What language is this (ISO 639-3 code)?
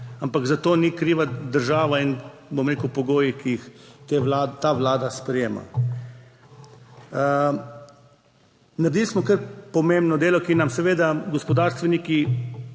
slv